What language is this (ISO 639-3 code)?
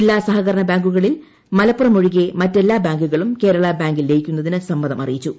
mal